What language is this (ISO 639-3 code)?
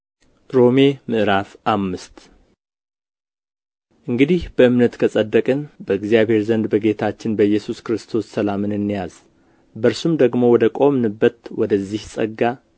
amh